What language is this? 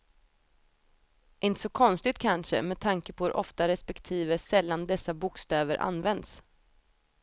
Swedish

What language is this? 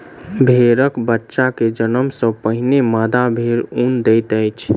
Maithili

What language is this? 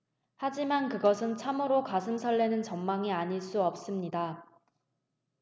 Korean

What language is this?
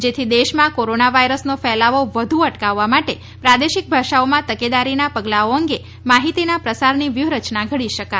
Gujarati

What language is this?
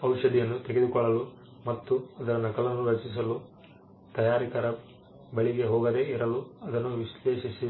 Kannada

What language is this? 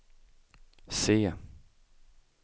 Swedish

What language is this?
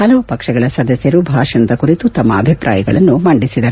Kannada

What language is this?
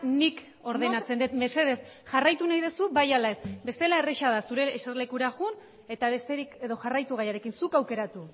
Basque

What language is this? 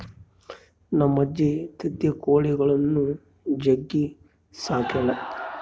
Kannada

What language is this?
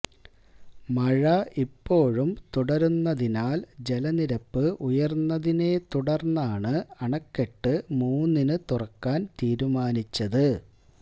Malayalam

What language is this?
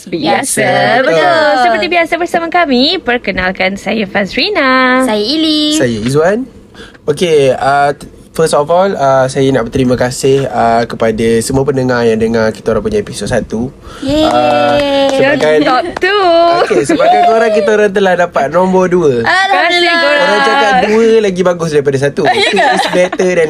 Malay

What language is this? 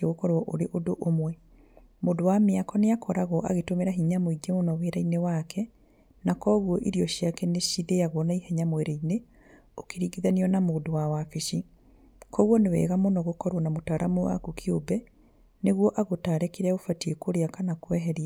Kikuyu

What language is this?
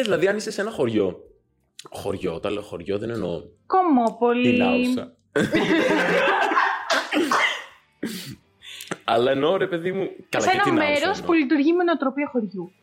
Greek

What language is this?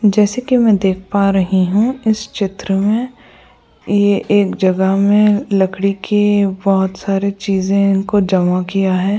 Hindi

